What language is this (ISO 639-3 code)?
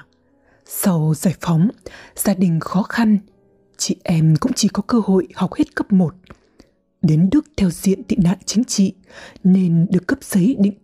vie